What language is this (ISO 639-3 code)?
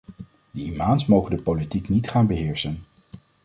nld